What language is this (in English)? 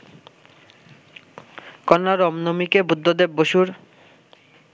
Bangla